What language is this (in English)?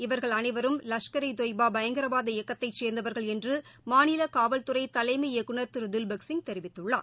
Tamil